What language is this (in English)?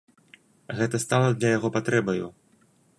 Belarusian